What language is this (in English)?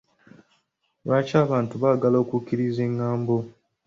Ganda